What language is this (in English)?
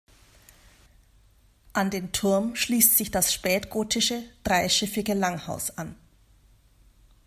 German